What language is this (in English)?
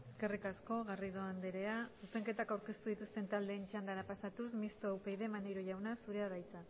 Basque